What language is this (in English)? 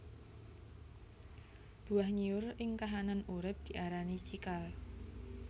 Javanese